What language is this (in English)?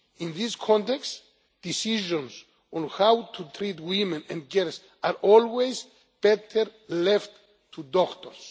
English